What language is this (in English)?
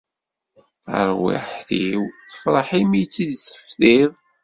Kabyle